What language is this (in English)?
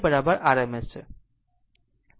Gujarati